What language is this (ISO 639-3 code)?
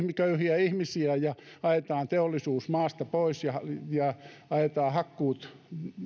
fin